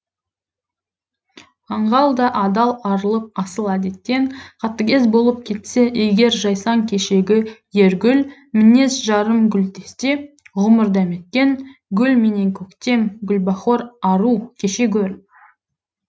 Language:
Kazakh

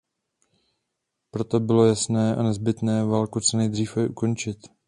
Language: Czech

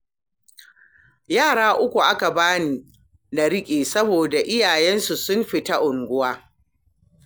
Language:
Hausa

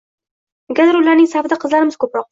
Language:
Uzbek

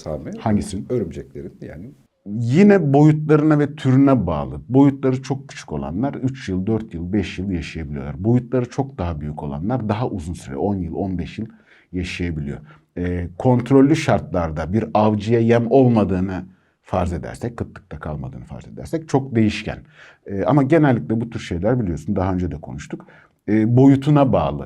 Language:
Turkish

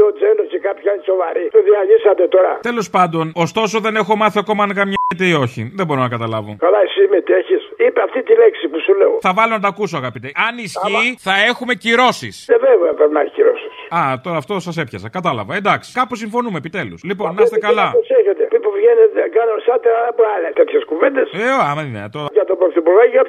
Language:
Greek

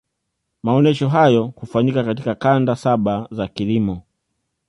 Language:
Swahili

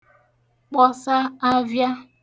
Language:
Igbo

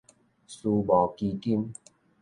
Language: Min Nan Chinese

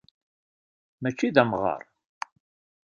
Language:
Kabyle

